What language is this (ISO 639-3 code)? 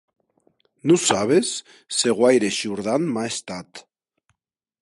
oci